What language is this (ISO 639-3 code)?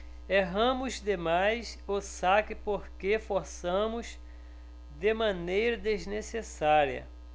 por